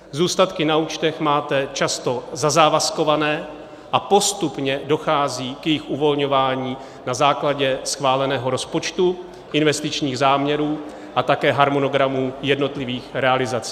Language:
Czech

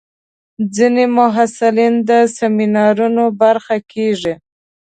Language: Pashto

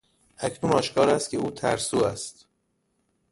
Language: Persian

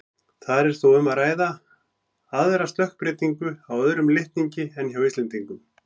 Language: Icelandic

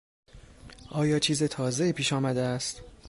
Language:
Persian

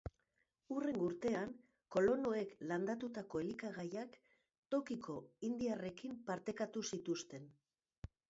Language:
Basque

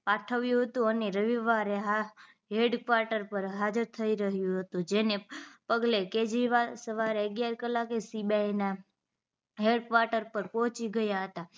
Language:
Gujarati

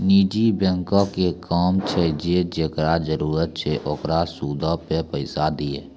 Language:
Maithili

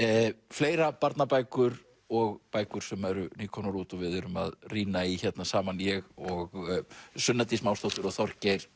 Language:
Icelandic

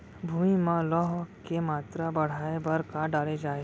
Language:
Chhattisgarhi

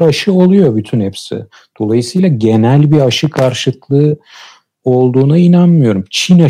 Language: Turkish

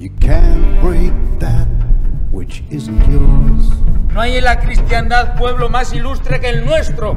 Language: Spanish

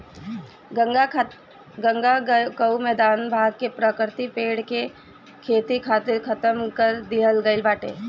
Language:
Bhojpuri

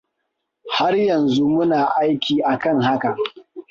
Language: Hausa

